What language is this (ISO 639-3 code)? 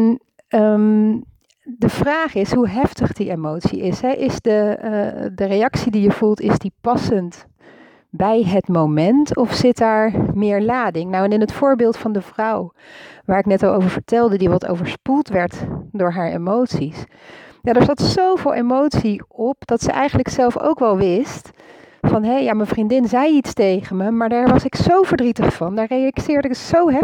nld